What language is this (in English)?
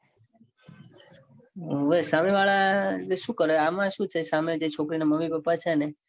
Gujarati